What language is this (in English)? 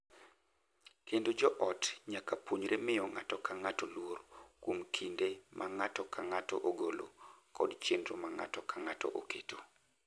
Luo (Kenya and Tanzania)